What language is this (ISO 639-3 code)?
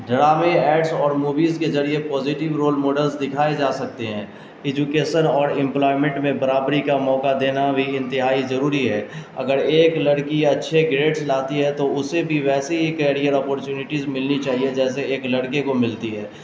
urd